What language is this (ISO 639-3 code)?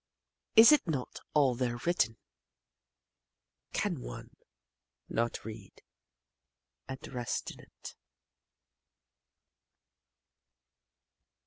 eng